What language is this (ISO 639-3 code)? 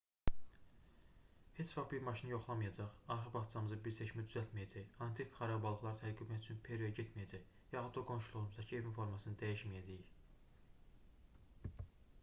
aze